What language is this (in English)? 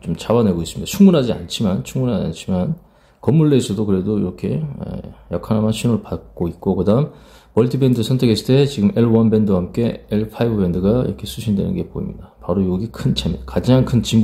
Korean